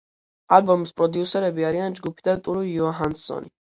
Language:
Georgian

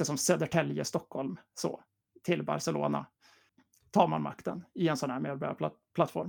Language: Swedish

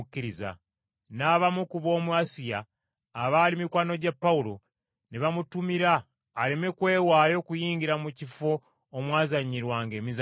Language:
Ganda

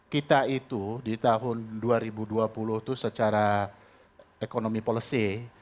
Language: Indonesian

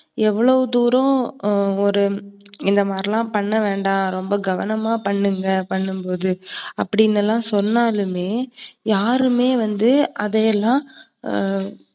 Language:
Tamil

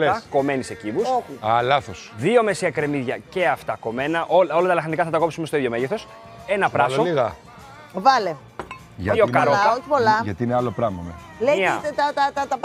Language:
Greek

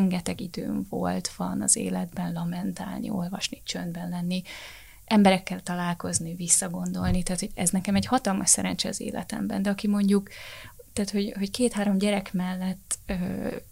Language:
Hungarian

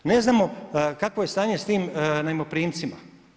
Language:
Croatian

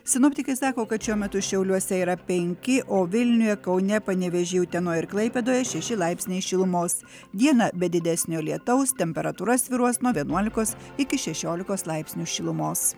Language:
Lithuanian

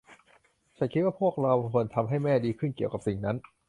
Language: Thai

